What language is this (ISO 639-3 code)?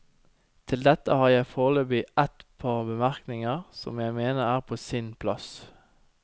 nor